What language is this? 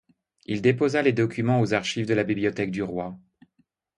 French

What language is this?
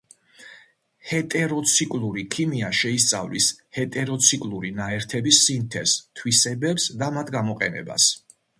Georgian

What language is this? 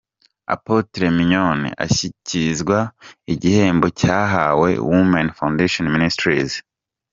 Kinyarwanda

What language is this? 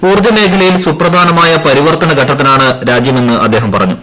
Malayalam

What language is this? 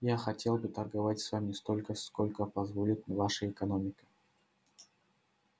Russian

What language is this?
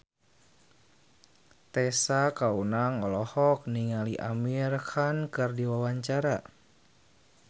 Sundanese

